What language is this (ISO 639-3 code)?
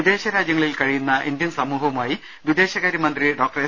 mal